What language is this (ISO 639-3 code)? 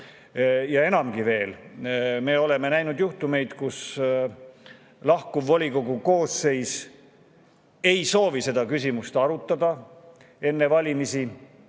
est